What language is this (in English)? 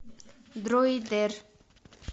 Russian